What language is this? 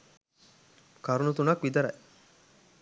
Sinhala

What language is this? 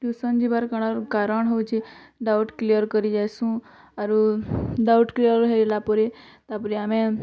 Odia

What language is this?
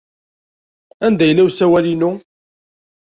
Kabyle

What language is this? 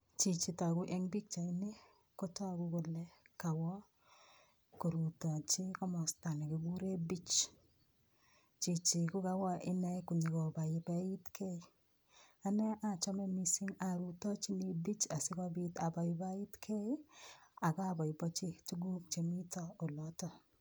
Kalenjin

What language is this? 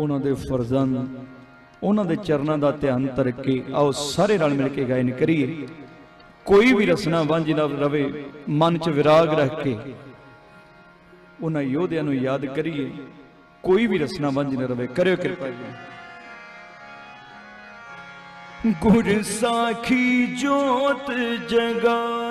Hindi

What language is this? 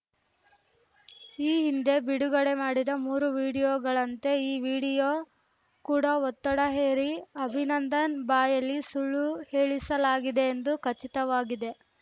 Kannada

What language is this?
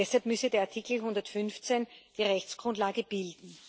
German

